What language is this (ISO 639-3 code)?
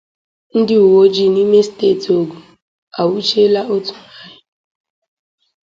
ibo